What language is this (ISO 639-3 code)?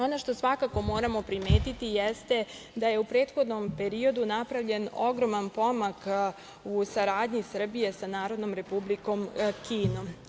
srp